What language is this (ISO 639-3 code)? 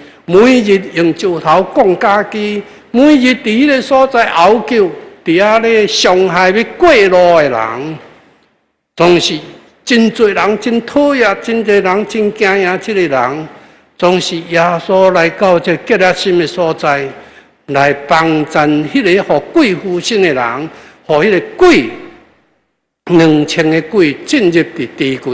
zho